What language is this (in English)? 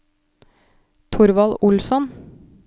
Norwegian